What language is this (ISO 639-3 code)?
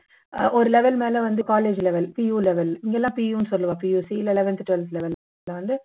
tam